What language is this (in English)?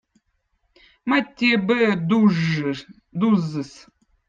Votic